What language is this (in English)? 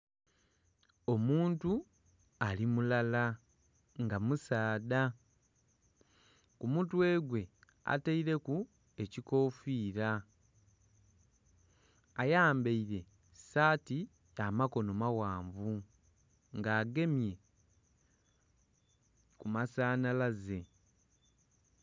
Soga